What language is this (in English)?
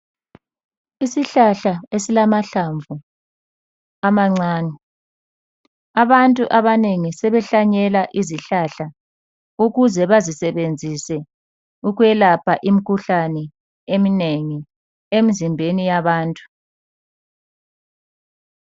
North Ndebele